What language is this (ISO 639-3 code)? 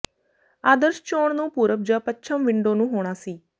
pan